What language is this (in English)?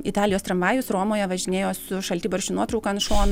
Lithuanian